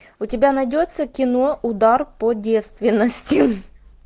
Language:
Russian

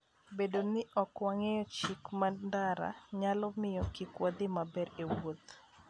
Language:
Luo (Kenya and Tanzania)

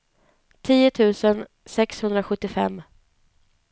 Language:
Swedish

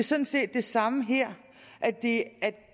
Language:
Danish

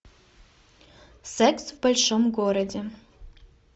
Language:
Russian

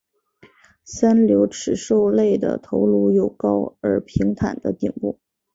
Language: Chinese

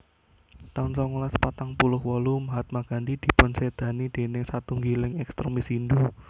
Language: Javanese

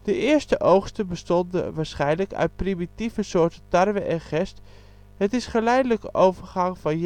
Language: Dutch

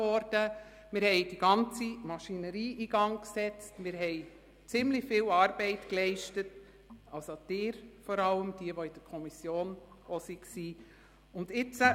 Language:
Swiss German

